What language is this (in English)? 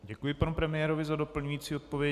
Czech